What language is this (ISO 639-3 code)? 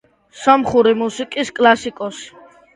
kat